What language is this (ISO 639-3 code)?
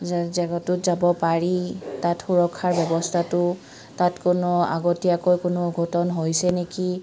asm